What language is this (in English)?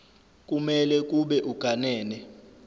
Zulu